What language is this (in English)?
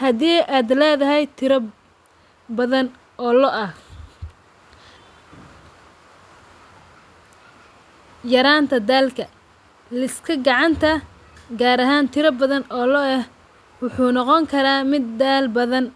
Somali